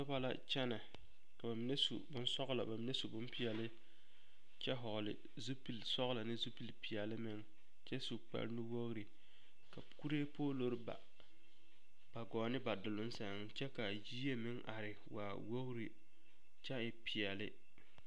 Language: Southern Dagaare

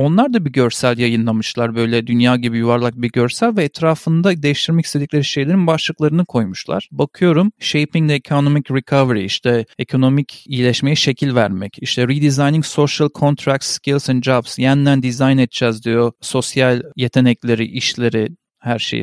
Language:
Turkish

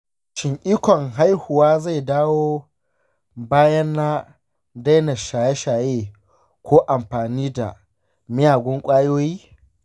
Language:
Hausa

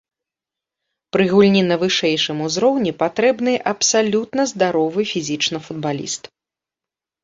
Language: Belarusian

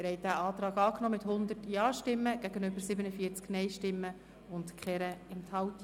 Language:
Swiss German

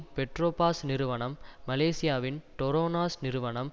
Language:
Tamil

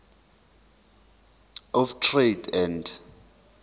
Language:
Zulu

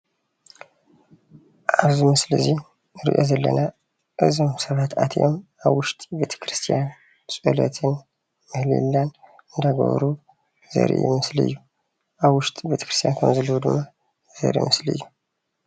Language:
Tigrinya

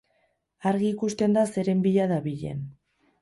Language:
Basque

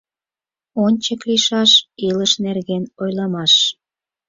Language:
Mari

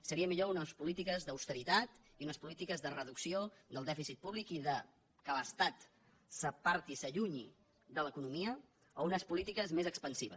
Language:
Catalan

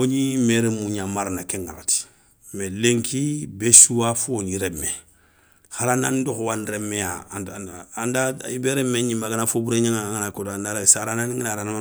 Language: Soninke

